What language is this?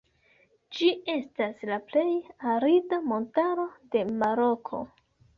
Esperanto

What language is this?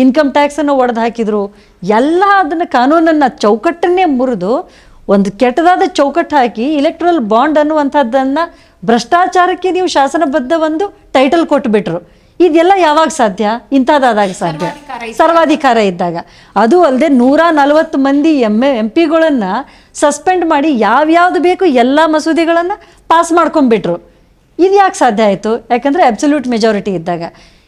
Kannada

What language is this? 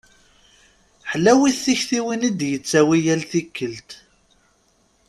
Kabyle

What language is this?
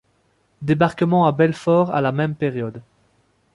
French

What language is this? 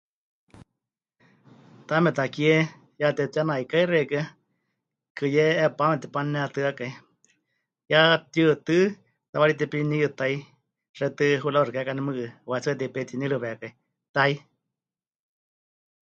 Huichol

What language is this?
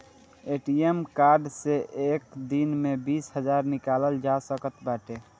Bhojpuri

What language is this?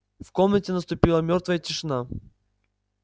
Russian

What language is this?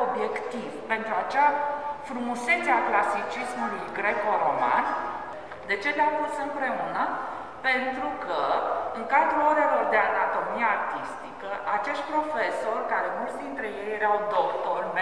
Romanian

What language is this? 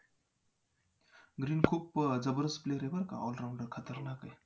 Marathi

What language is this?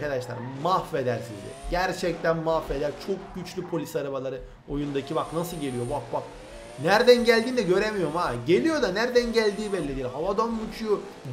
Turkish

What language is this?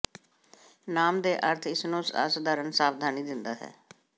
Punjabi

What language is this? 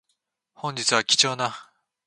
Japanese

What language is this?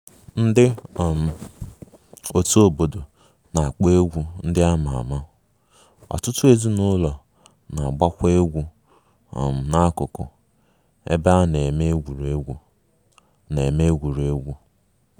Igbo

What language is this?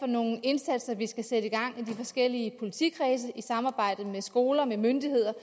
Danish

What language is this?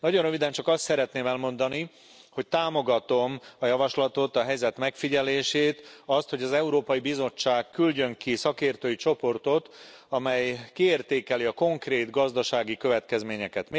Hungarian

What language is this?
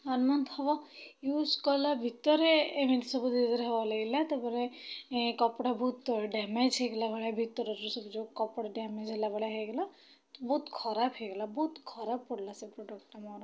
Odia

